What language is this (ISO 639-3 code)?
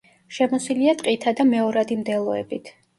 kat